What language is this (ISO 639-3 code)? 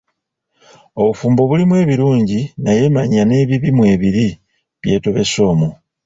lug